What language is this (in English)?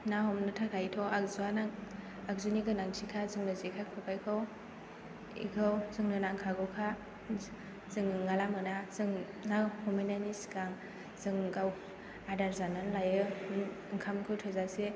Bodo